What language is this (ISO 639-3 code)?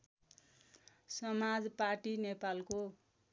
nep